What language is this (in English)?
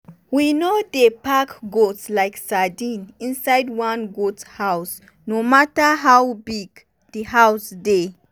Nigerian Pidgin